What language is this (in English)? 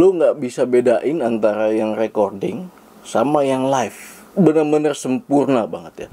Indonesian